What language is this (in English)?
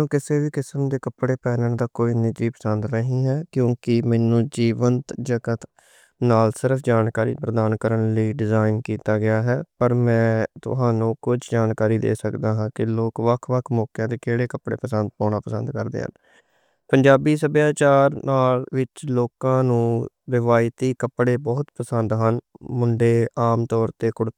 Western Panjabi